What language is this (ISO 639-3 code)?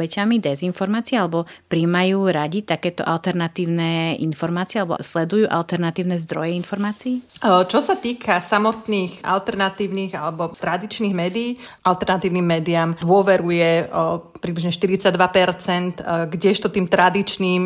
slk